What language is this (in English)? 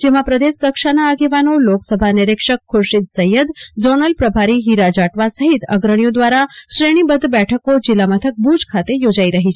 Gujarati